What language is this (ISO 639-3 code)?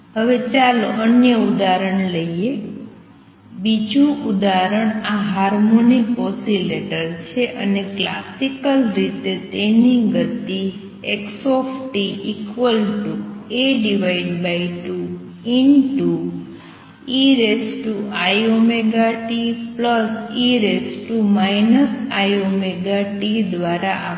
guj